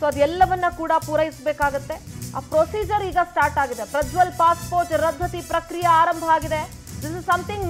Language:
Kannada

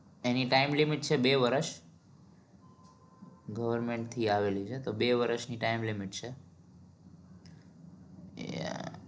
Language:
Gujarati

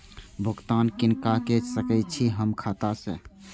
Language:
Maithili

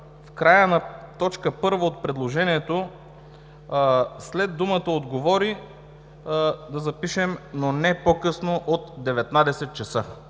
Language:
Bulgarian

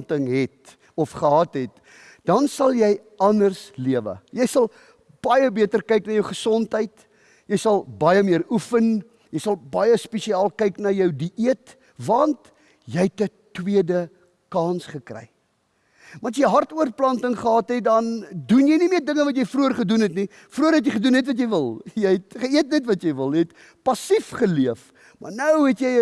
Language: Dutch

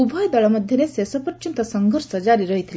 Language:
Odia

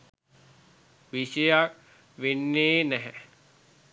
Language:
Sinhala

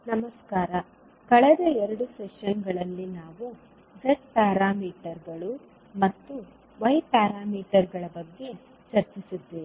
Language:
Kannada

